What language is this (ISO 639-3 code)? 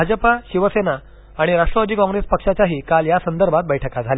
mar